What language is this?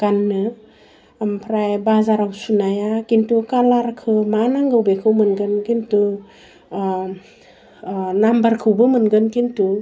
Bodo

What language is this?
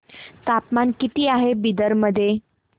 Marathi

